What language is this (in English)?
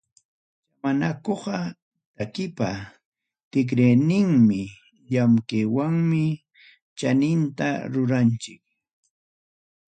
Ayacucho Quechua